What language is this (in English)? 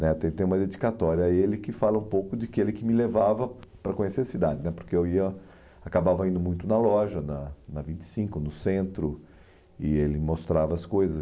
Portuguese